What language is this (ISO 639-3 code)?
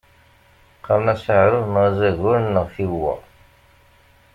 kab